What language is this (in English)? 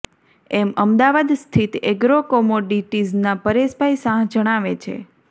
Gujarati